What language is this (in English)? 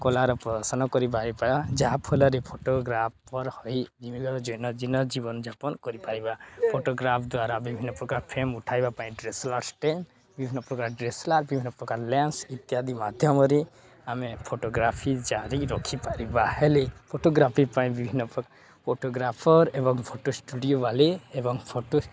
Odia